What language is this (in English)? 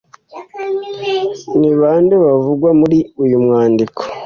Kinyarwanda